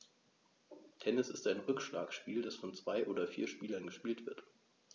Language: German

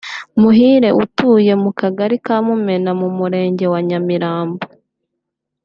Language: Kinyarwanda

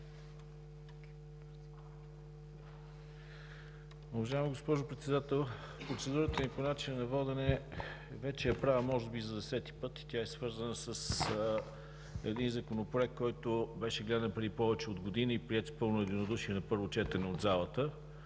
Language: Bulgarian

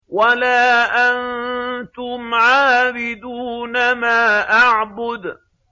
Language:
Arabic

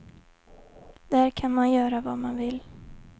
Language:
Swedish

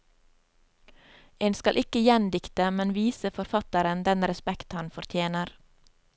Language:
Norwegian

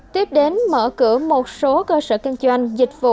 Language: Vietnamese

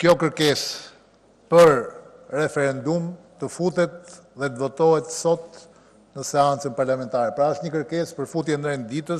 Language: Romanian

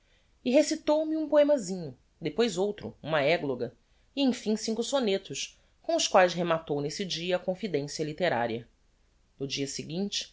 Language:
Portuguese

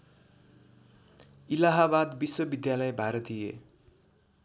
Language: Nepali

